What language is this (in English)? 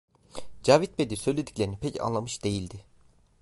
Turkish